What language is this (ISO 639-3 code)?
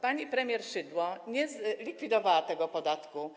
pol